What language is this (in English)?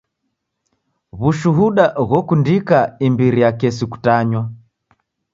Taita